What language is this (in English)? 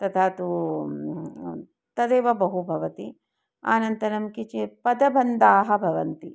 Sanskrit